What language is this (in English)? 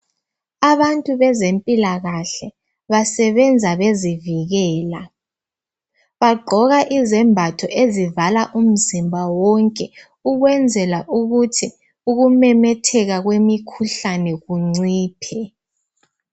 North Ndebele